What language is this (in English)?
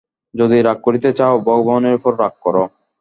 Bangla